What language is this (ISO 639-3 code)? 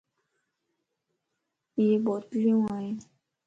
lss